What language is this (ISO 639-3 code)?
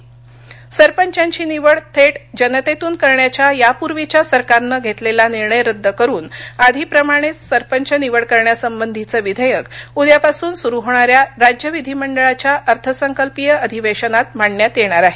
mar